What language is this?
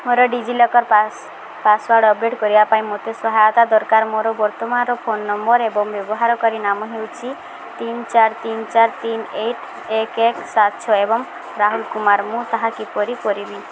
Odia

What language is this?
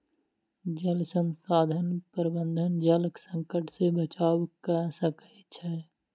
Maithili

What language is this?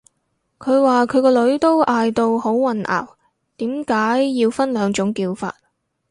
Cantonese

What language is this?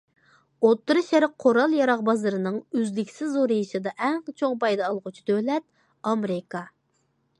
Uyghur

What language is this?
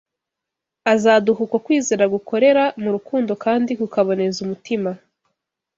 Kinyarwanda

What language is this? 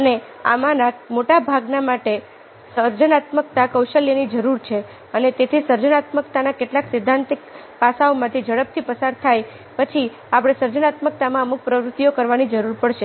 Gujarati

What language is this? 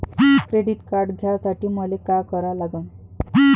Marathi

